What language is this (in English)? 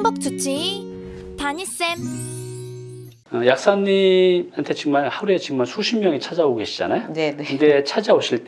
Korean